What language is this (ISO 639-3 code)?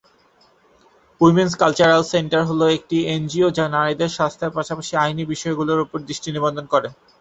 ben